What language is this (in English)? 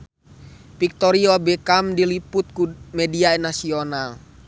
Sundanese